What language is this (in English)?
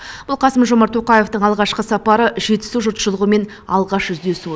Kazakh